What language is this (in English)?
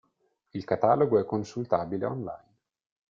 Italian